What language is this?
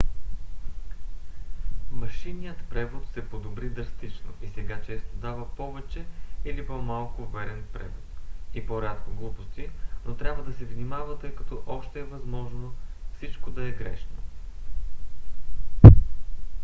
Bulgarian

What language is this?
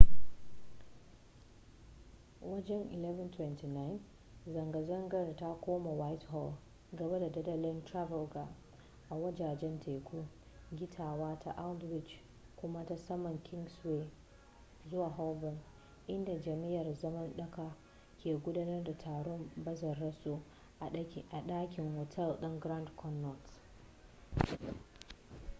Hausa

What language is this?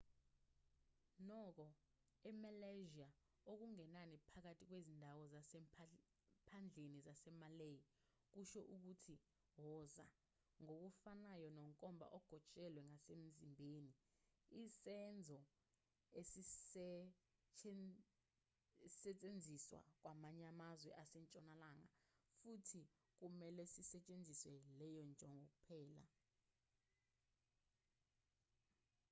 Zulu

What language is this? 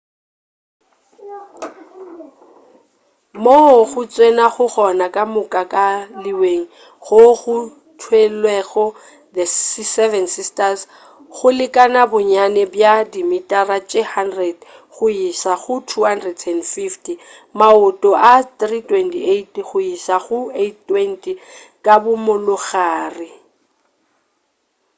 Northern Sotho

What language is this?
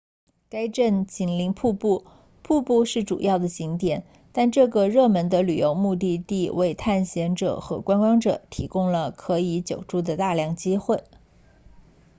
Chinese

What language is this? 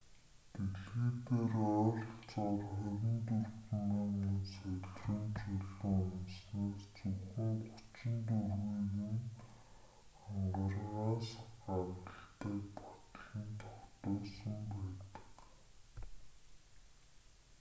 Mongolian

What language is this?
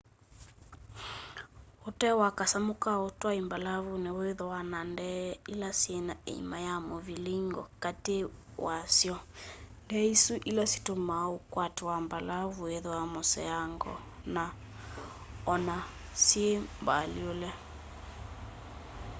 Kamba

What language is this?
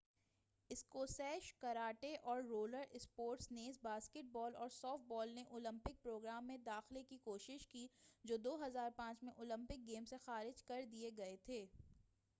Urdu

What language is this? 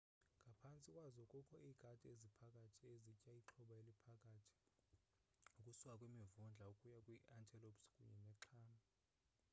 Xhosa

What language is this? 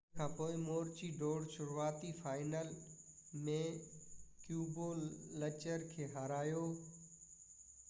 Sindhi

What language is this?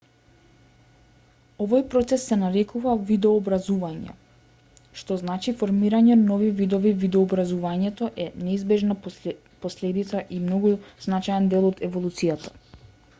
Macedonian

